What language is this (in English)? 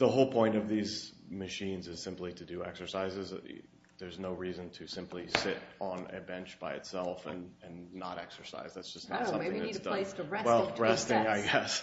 English